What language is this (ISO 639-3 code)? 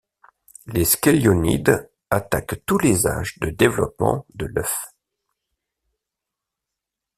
fra